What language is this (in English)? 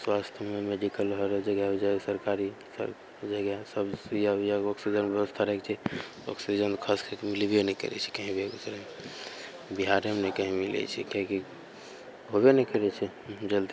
Maithili